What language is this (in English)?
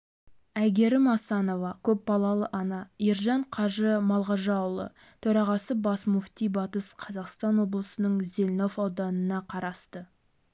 Kazakh